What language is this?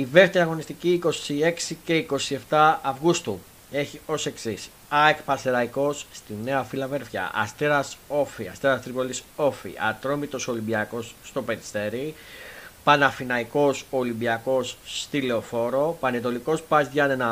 Greek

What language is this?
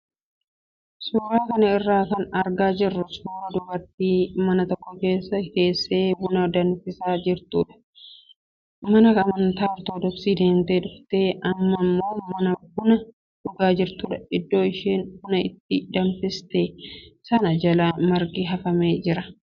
Oromo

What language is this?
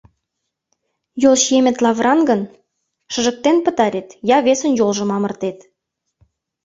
Mari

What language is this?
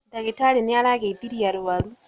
Kikuyu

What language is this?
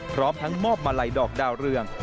Thai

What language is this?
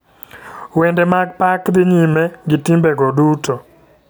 Luo (Kenya and Tanzania)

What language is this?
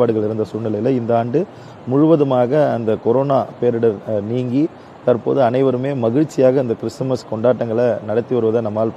Tamil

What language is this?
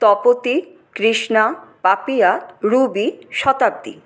Bangla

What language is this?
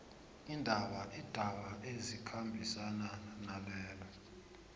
South Ndebele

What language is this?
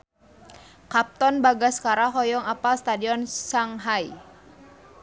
Sundanese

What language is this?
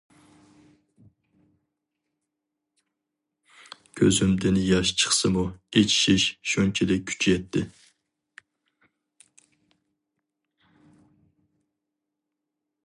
Uyghur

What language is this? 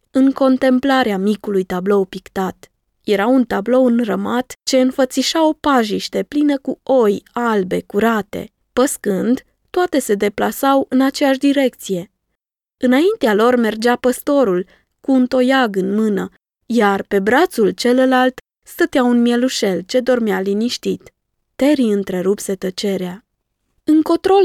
Romanian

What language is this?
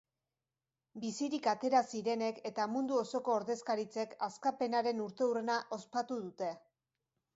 Basque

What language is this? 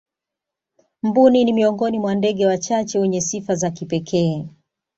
Swahili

